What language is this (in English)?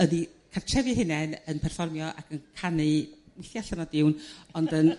Welsh